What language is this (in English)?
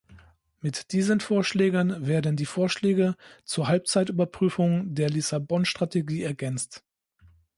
German